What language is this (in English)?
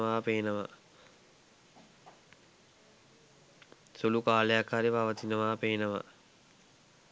Sinhala